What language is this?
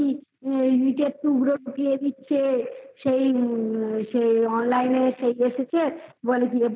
Bangla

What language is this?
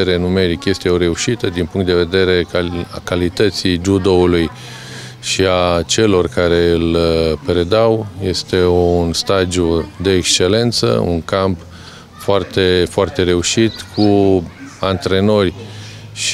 Romanian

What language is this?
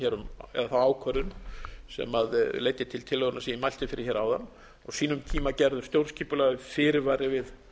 Icelandic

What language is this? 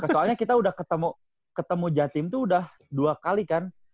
Indonesian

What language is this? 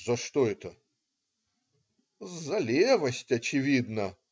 Russian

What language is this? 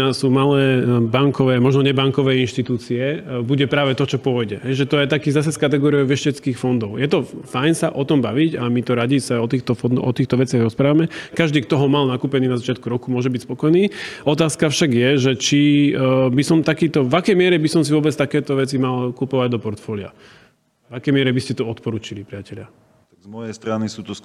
Slovak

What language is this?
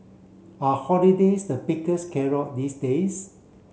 English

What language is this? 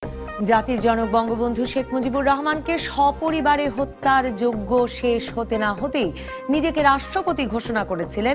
Bangla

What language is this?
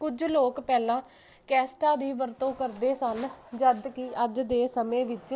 Punjabi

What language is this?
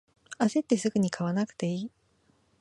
Japanese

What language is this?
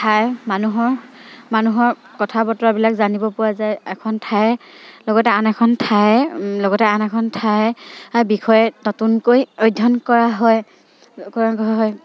Assamese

